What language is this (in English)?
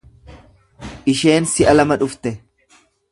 Oromo